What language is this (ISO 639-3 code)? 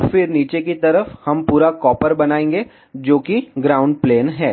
hin